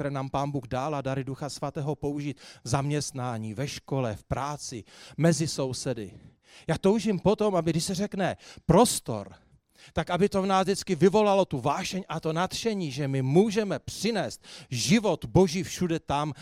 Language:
Czech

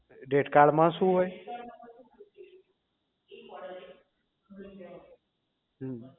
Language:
Gujarati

